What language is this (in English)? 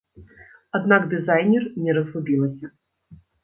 Belarusian